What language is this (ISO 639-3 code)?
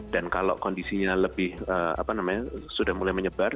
ind